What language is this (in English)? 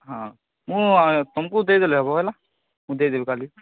Odia